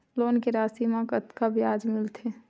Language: Chhattisgarhi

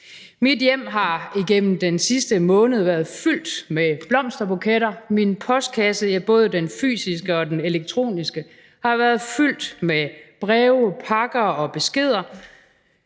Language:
Danish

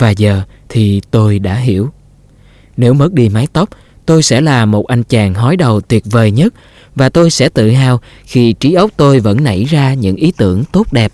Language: Vietnamese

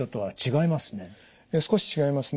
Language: Japanese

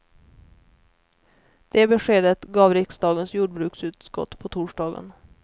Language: Swedish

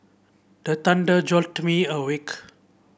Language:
English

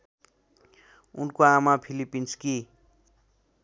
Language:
Nepali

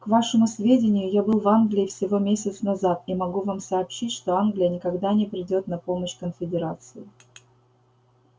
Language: Russian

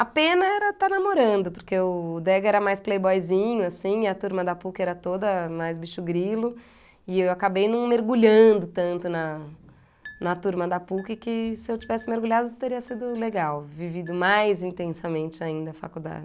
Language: Portuguese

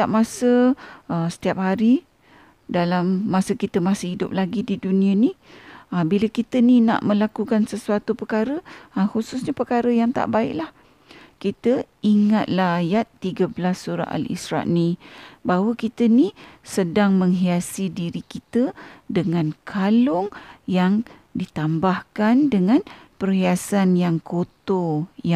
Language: Malay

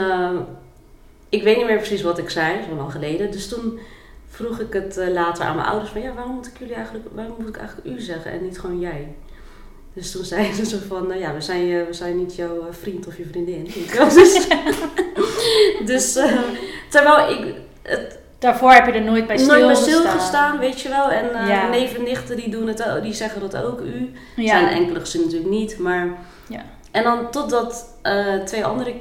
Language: Dutch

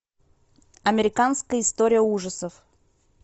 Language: Russian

